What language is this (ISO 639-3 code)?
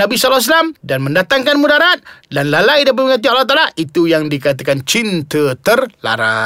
msa